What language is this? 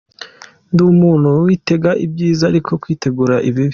Kinyarwanda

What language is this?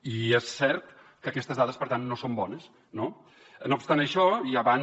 Catalan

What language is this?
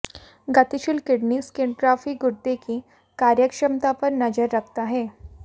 Hindi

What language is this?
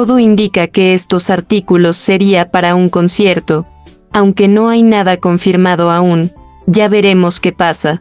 Spanish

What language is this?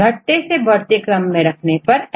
Hindi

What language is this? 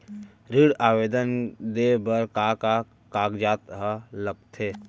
Chhattisgarhi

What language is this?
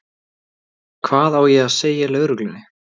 Icelandic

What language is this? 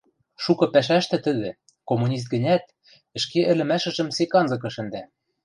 Western Mari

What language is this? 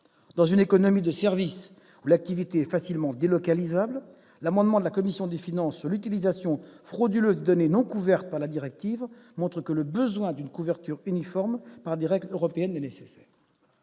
French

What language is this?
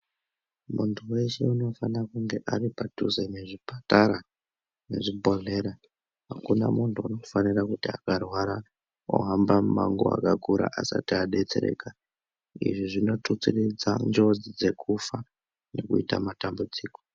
Ndau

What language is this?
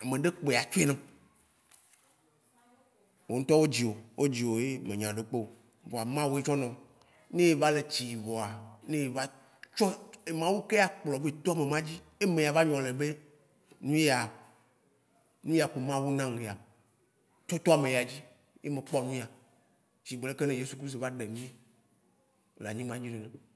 Waci Gbe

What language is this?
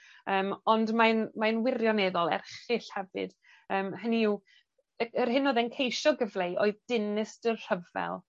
Welsh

